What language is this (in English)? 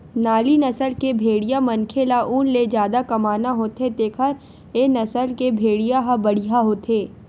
Chhattisgarhi